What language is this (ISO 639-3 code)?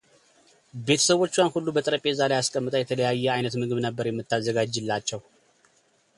amh